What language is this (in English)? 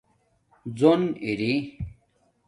Domaaki